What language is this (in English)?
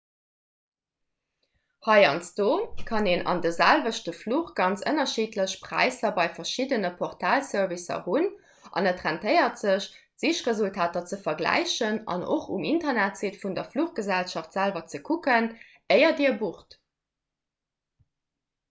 Luxembourgish